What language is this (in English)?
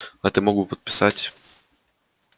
Russian